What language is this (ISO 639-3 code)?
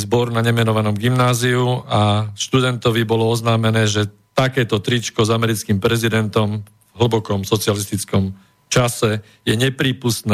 slk